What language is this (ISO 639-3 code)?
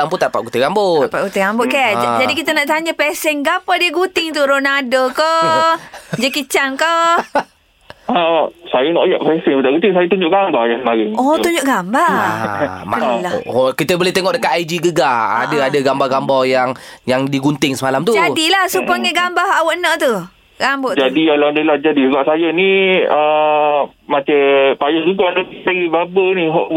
msa